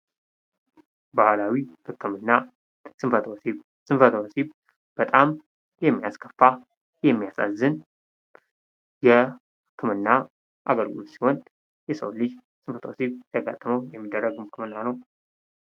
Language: Amharic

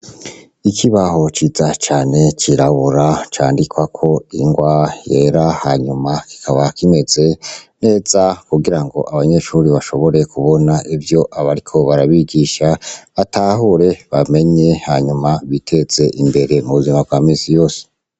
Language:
Rundi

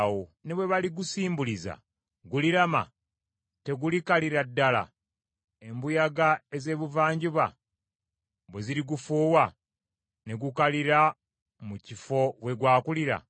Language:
Ganda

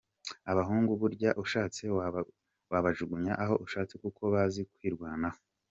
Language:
Kinyarwanda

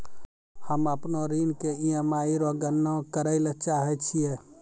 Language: Maithili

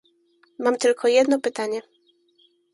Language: Polish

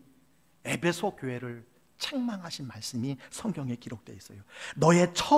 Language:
Korean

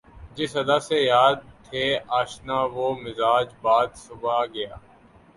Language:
Urdu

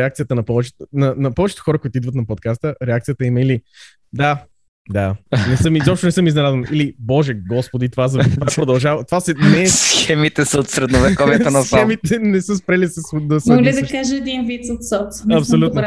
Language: Bulgarian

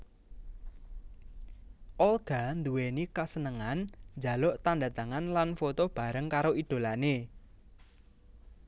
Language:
Javanese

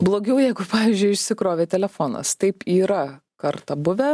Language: Lithuanian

